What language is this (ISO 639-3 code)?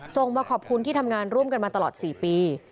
tha